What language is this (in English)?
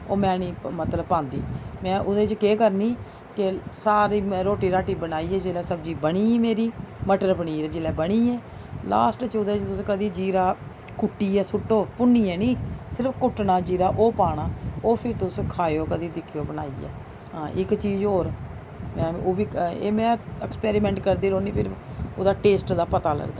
Dogri